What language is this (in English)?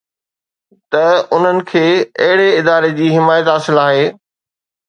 Sindhi